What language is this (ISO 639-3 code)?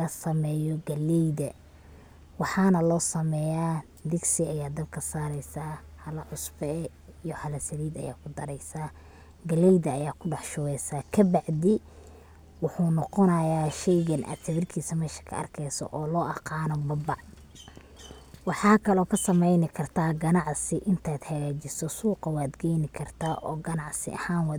som